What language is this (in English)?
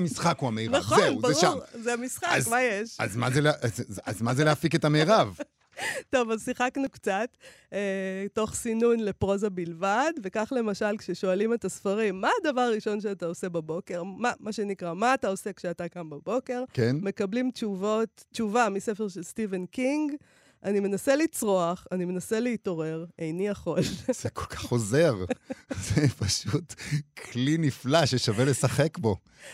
Hebrew